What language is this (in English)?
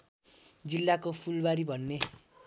Nepali